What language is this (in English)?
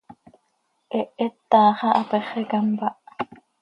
Seri